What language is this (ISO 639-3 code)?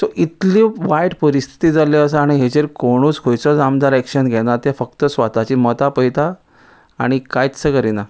kok